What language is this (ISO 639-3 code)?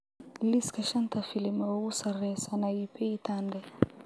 som